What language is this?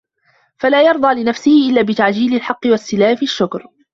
Arabic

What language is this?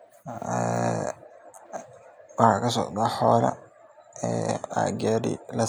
Somali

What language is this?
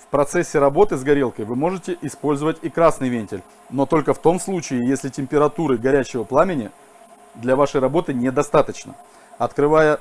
Russian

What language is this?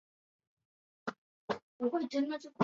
Chinese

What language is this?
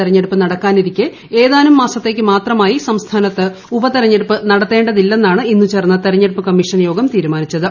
Malayalam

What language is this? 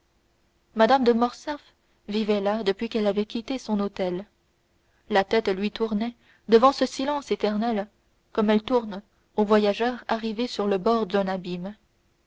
French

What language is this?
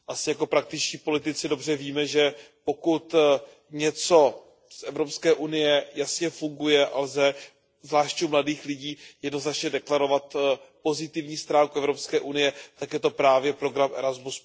Czech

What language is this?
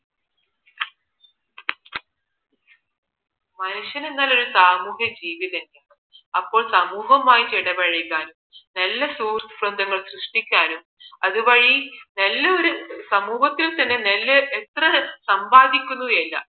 Malayalam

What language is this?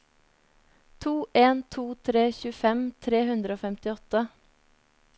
Norwegian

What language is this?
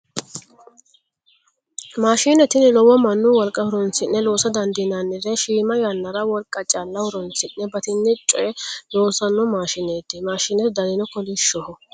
Sidamo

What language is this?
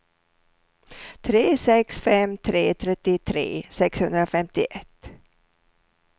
Swedish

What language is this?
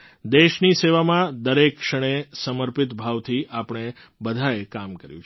Gujarati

